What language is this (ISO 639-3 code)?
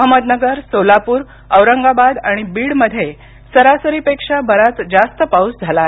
mar